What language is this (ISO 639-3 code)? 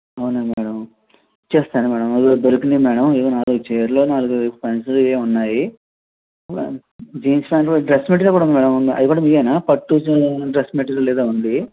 tel